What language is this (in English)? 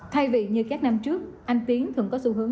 Vietnamese